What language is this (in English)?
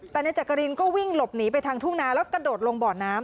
Thai